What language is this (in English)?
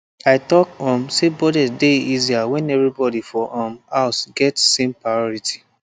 Nigerian Pidgin